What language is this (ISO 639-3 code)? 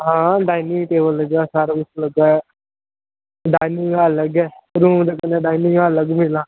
doi